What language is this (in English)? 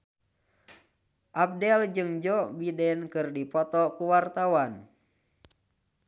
Sundanese